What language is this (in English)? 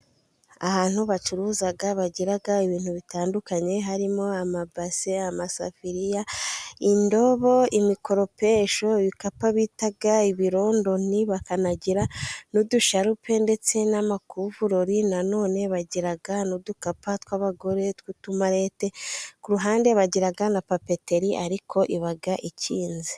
Kinyarwanda